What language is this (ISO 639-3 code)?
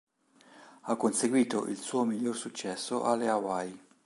ita